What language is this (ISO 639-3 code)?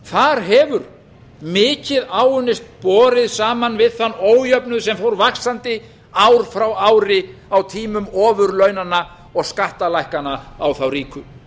isl